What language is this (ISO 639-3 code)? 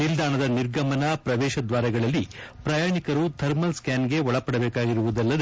kan